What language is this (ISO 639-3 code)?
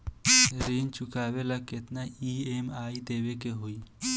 bho